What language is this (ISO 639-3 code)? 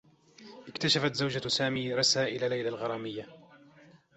ara